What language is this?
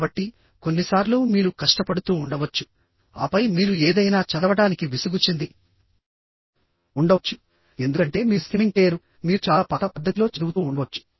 Telugu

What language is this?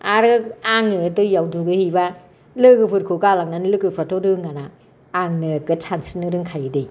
Bodo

